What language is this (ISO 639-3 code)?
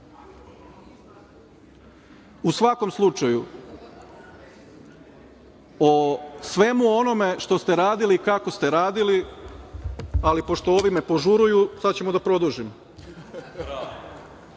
srp